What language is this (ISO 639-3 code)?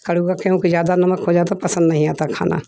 hin